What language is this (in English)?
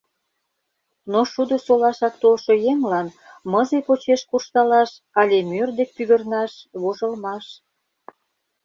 Mari